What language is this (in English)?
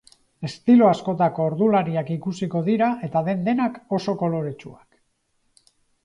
Basque